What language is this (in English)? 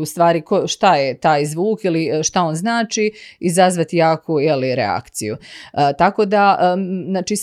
Croatian